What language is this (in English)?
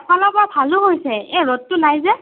Assamese